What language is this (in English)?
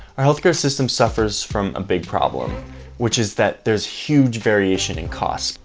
English